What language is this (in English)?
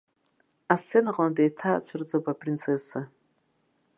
Abkhazian